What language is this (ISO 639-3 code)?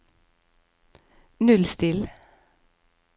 nor